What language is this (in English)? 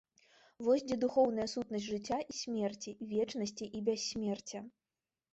Belarusian